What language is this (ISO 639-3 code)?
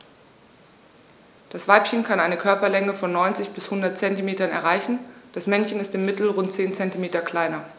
deu